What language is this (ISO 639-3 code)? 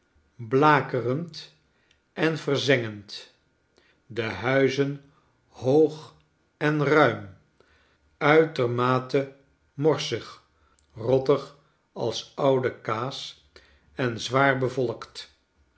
nld